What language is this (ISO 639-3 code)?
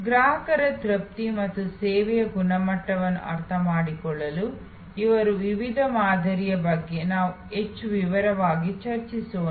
kan